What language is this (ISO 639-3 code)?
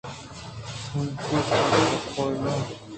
bgp